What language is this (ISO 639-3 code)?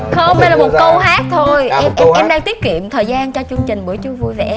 vie